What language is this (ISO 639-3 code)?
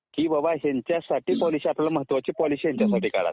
mar